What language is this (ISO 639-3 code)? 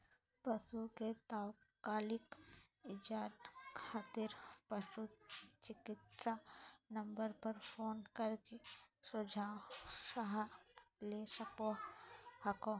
mag